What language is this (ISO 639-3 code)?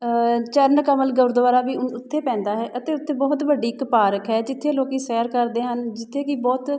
pan